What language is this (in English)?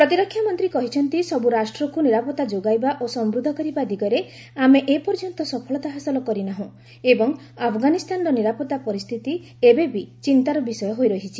Odia